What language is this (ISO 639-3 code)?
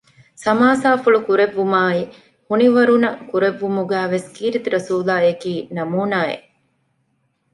div